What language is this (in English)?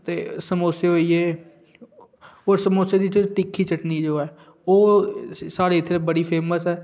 Dogri